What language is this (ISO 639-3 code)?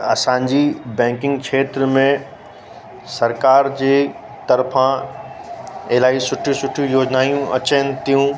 snd